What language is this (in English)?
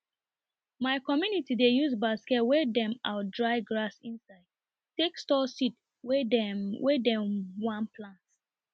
Nigerian Pidgin